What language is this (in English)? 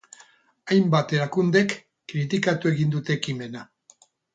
Basque